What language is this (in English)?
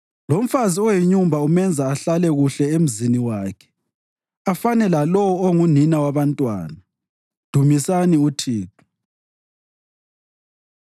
North Ndebele